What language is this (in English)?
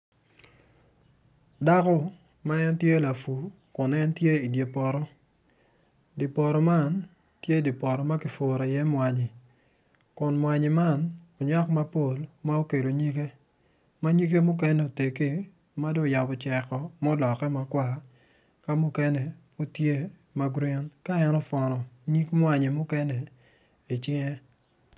Acoli